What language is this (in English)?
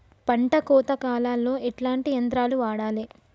Telugu